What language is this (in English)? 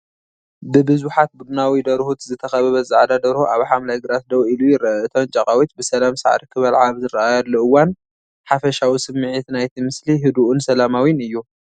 Tigrinya